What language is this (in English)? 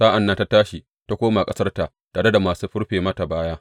Hausa